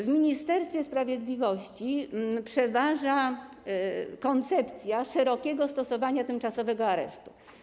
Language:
Polish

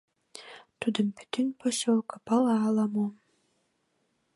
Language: Mari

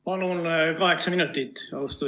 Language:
Estonian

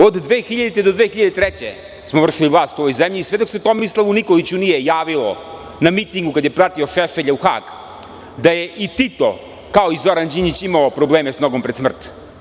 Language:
Serbian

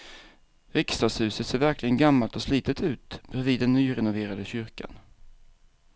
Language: Swedish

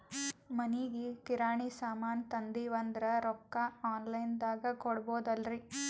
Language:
Kannada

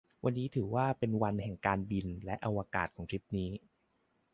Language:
Thai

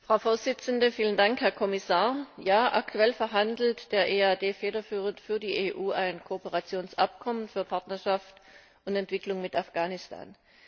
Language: German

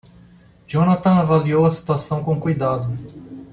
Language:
Portuguese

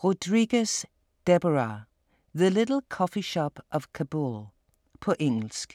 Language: Danish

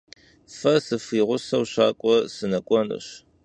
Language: Kabardian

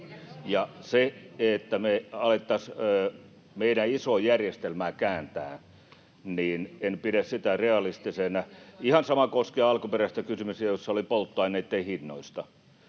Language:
Finnish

